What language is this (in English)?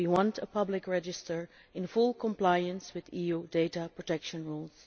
English